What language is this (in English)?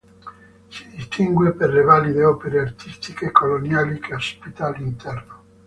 Italian